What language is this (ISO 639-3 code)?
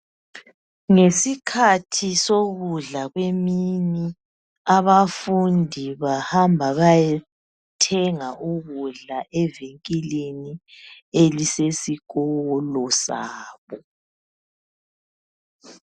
nde